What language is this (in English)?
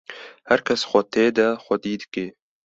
Kurdish